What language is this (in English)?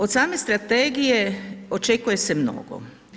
Croatian